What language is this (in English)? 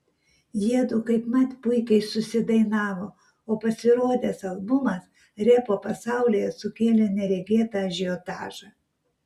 Lithuanian